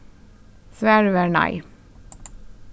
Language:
Faroese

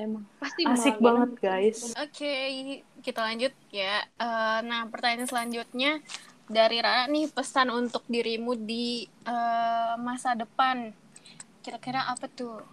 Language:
Indonesian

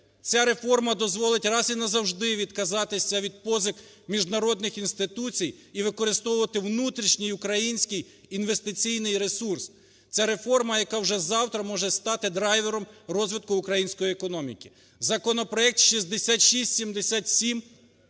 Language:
Ukrainian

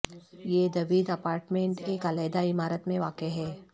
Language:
Urdu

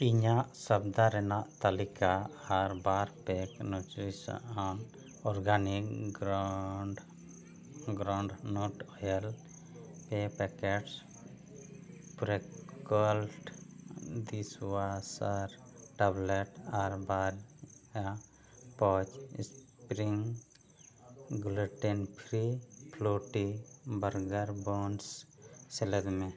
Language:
Santali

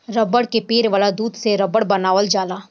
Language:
Bhojpuri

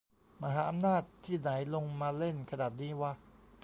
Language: Thai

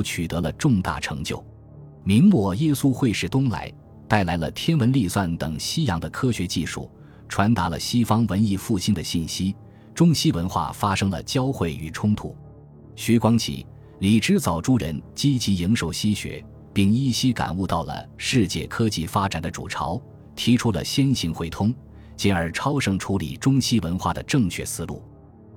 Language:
Chinese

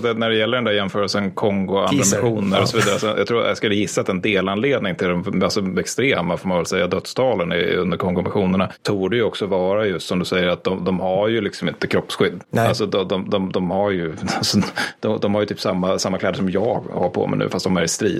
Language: Swedish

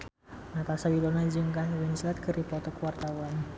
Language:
Sundanese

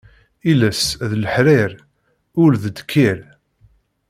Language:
Kabyle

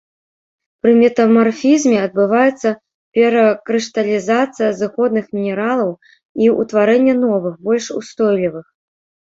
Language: Belarusian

